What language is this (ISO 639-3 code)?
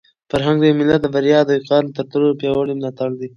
pus